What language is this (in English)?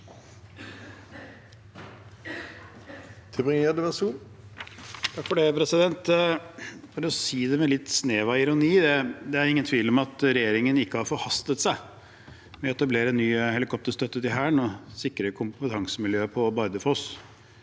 Norwegian